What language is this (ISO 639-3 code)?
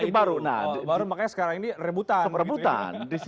ind